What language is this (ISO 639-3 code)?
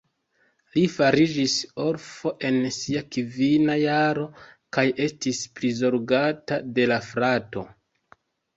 epo